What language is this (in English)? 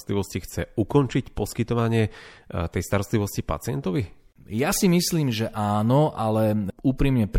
Slovak